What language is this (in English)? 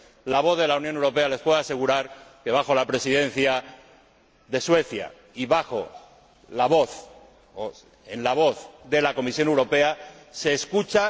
Spanish